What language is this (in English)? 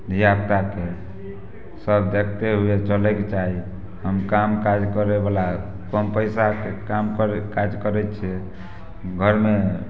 Maithili